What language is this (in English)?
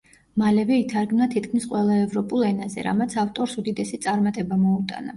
Georgian